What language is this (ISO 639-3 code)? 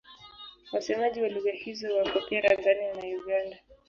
swa